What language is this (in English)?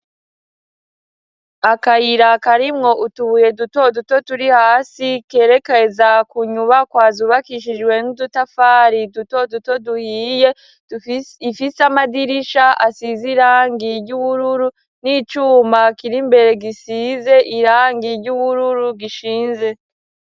Rundi